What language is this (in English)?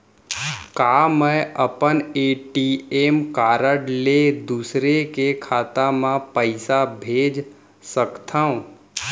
Chhattisgarhi